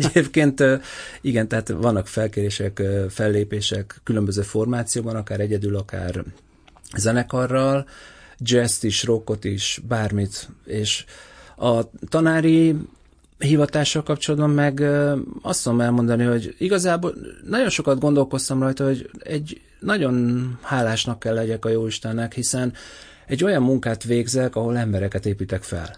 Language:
Hungarian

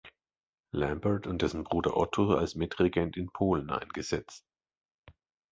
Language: German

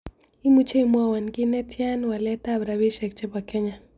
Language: Kalenjin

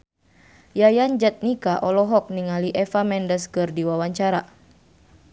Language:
Sundanese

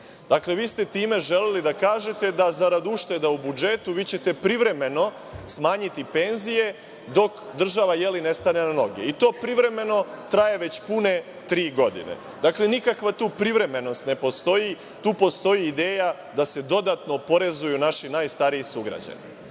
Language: Serbian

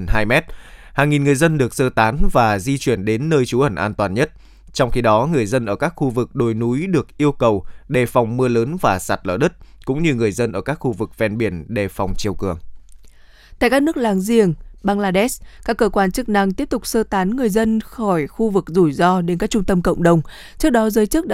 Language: Vietnamese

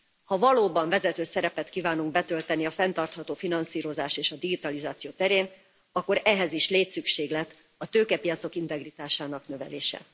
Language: Hungarian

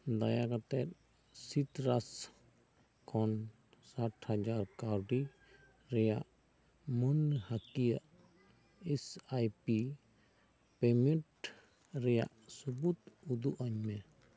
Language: Santali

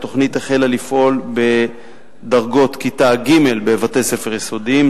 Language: Hebrew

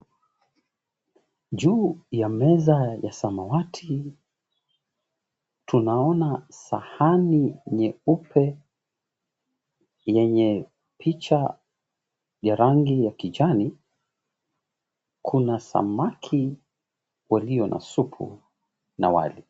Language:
Swahili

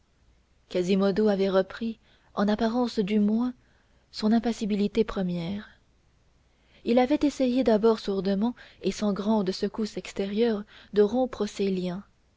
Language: French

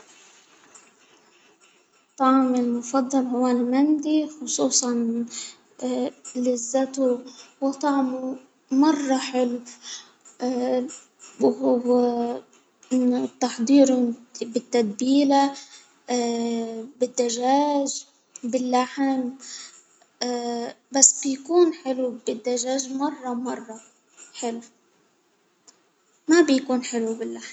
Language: Hijazi Arabic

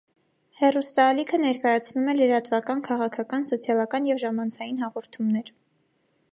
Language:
Armenian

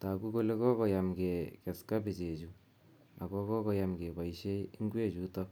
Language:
Kalenjin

